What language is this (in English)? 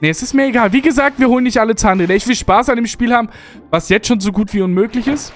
German